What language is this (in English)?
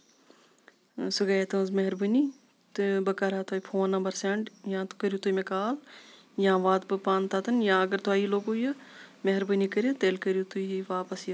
Kashmiri